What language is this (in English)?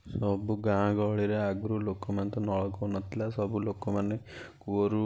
Odia